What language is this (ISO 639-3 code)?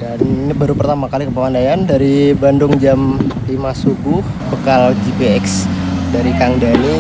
ind